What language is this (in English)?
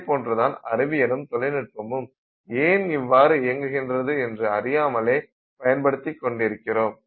Tamil